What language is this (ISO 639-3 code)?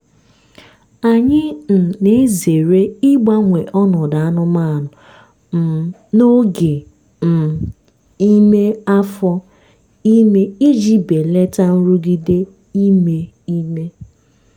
ibo